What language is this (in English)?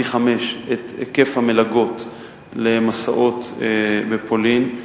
Hebrew